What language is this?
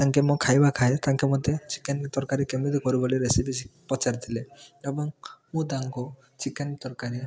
Odia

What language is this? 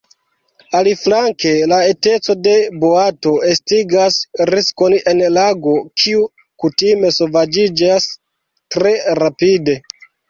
Esperanto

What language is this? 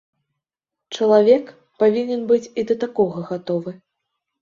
Belarusian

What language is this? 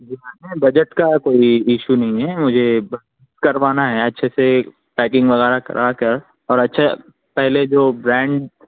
Urdu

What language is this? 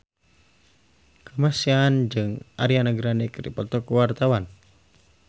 Sundanese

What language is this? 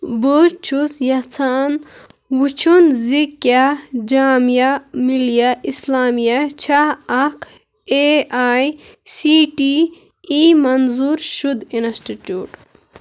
Kashmiri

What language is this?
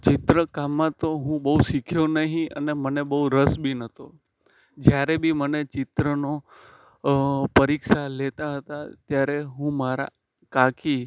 Gujarati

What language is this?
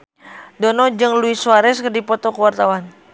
Sundanese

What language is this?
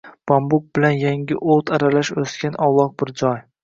Uzbek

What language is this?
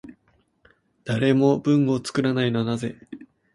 Japanese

